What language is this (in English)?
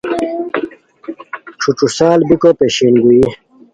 Khowar